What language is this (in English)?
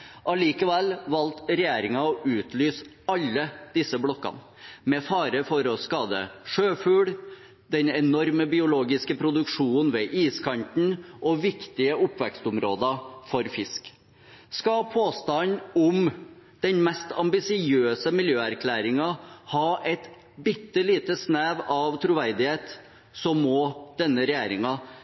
Norwegian Bokmål